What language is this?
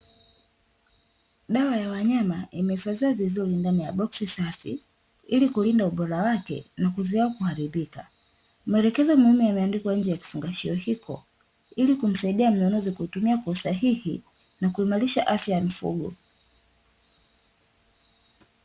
Swahili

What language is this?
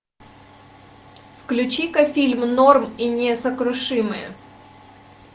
Russian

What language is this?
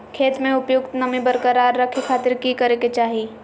Magahi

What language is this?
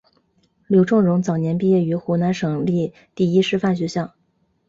Chinese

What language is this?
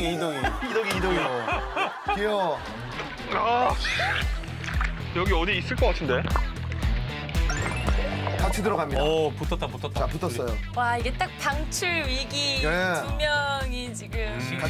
Korean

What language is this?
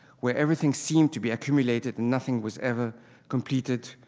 English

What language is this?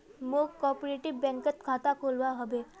Magahi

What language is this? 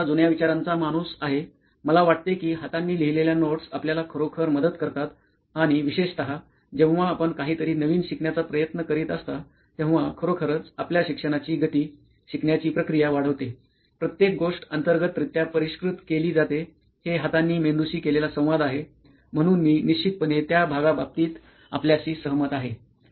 Marathi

